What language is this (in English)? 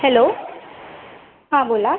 Marathi